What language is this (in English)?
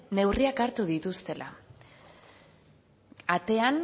Basque